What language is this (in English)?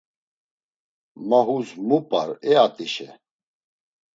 Laz